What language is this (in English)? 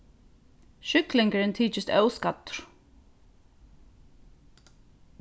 Faroese